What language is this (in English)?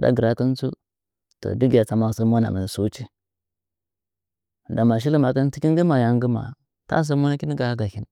Nzanyi